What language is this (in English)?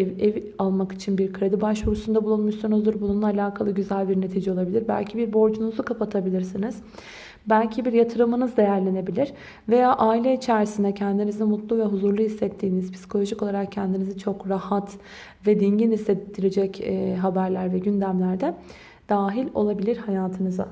Turkish